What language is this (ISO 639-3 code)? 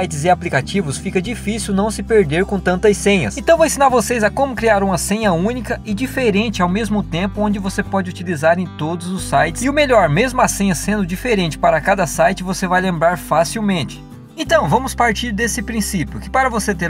por